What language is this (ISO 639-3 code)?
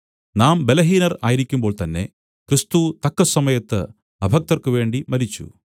mal